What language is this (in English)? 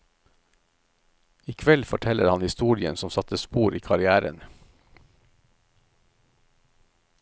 Norwegian